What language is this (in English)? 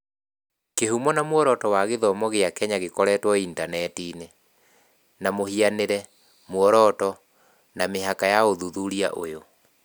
Kikuyu